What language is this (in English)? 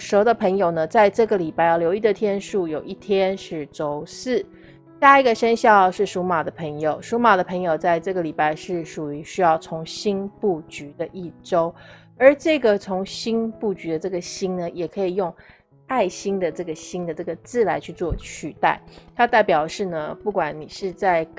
Chinese